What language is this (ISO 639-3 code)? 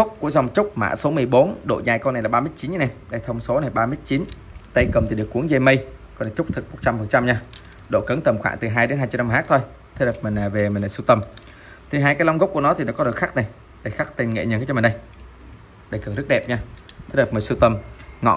vie